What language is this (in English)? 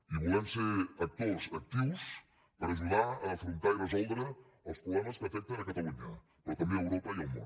Catalan